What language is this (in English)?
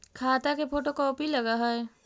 Magahi